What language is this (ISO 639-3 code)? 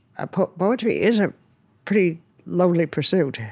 eng